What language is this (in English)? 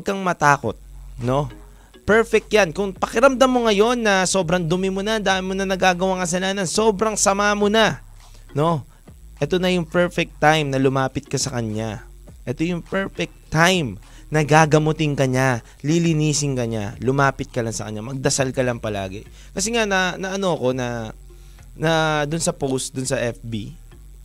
Filipino